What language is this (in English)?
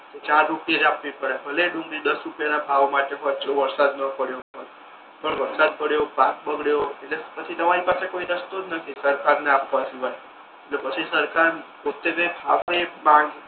Gujarati